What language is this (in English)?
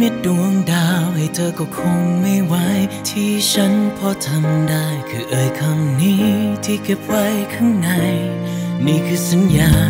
Thai